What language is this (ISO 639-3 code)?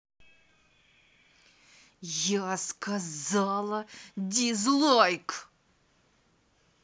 rus